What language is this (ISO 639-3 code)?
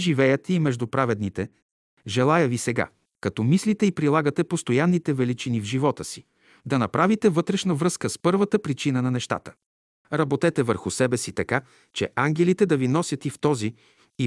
bul